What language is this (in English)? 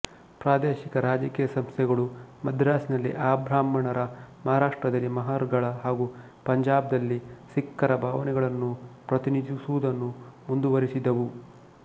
Kannada